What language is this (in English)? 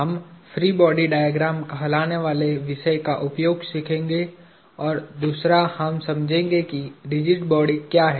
Hindi